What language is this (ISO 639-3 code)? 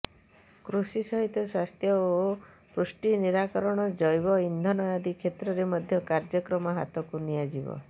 ori